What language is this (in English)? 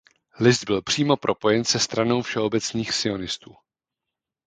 Czech